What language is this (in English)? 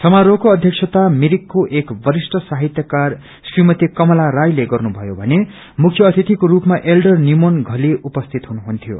Nepali